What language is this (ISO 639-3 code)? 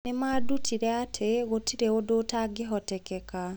kik